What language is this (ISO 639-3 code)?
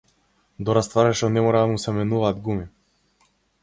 mkd